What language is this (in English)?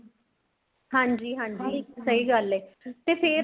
Punjabi